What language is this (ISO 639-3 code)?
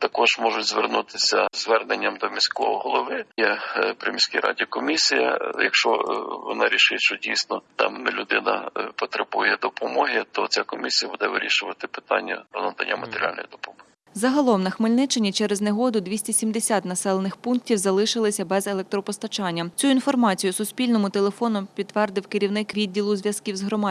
ukr